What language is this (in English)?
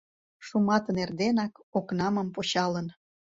Mari